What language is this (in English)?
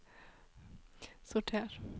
Norwegian